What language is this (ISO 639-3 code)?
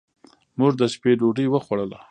pus